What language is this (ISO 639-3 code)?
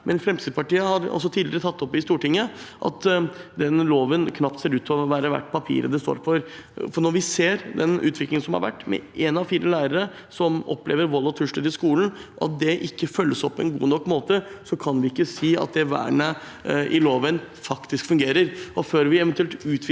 nor